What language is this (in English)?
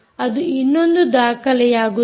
Kannada